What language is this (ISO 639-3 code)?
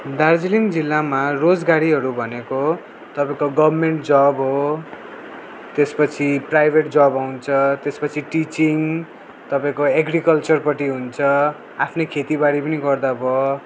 nep